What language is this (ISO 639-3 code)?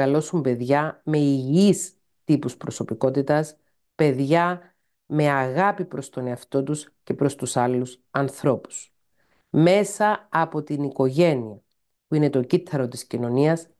ell